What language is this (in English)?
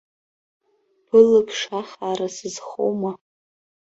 Abkhazian